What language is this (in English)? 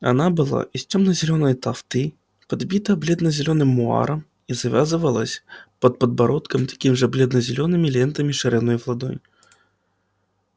Russian